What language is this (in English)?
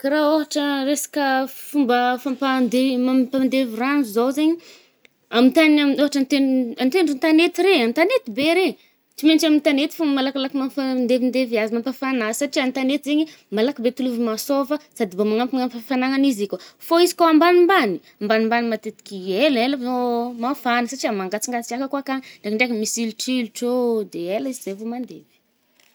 Northern Betsimisaraka Malagasy